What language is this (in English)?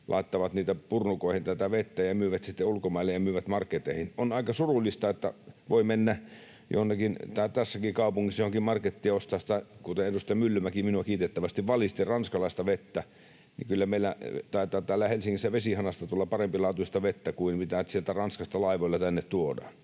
Finnish